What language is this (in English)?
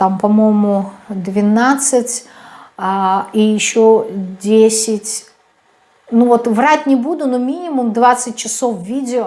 Russian